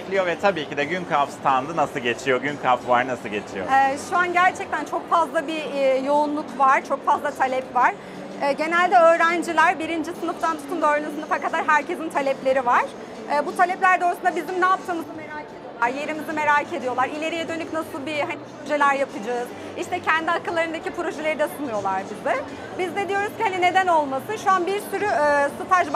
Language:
Turkish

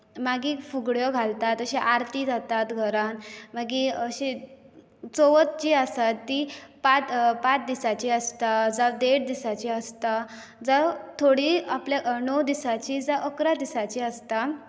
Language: Konkani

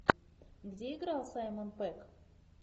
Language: Russian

